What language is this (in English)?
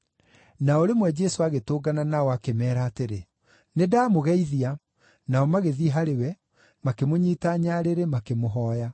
Kikuyu